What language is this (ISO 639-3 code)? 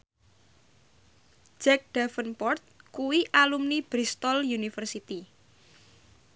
jav